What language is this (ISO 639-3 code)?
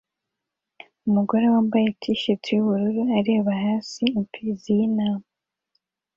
kin